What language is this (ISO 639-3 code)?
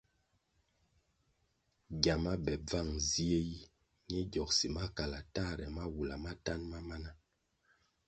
nmg